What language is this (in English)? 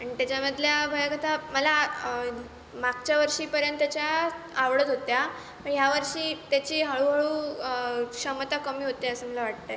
Marathi